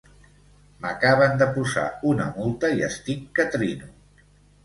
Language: Catalan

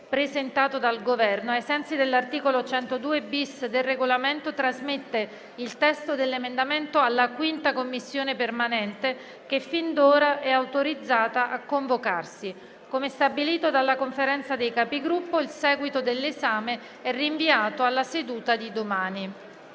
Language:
Italian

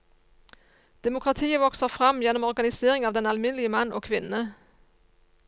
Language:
Norwegian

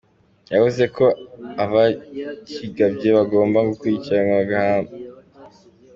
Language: Kinyarwanda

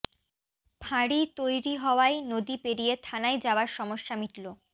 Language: Bangla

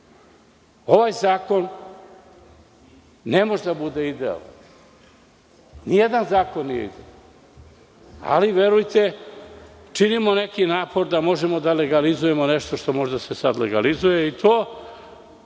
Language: Serbian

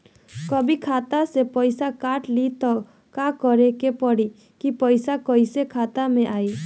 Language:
Bhojpuri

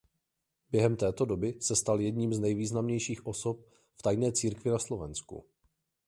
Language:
Czech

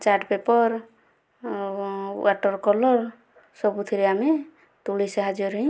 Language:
Odia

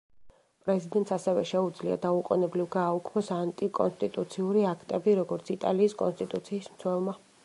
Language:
Georgian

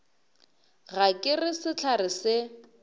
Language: Northern Sotho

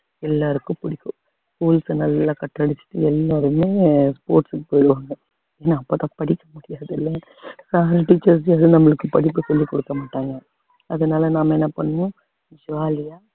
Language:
Tamil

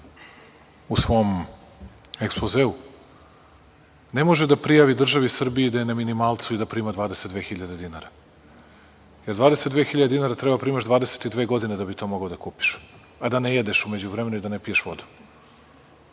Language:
Serbian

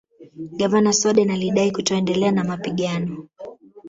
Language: Swahili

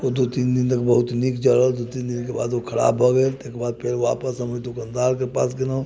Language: Maithili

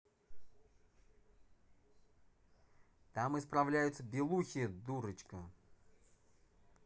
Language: Russian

